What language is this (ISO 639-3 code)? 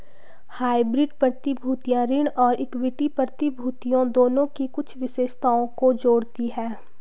hin